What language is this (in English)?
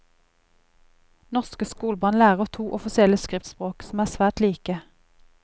Norwegian